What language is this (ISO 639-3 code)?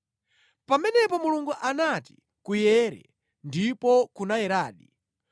nya